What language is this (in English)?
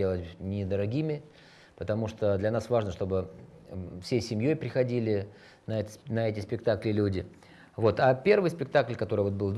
Russian